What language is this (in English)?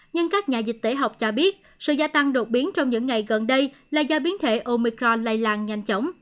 Vietnamese